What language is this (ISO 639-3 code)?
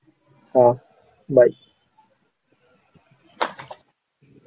tam